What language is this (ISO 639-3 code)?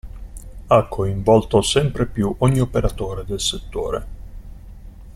ita